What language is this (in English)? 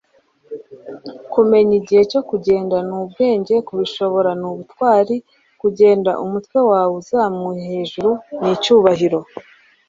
Kinyarwanda